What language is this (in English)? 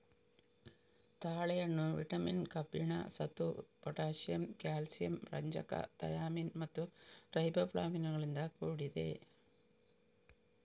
Kannada